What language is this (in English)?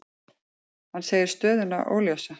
Icelandic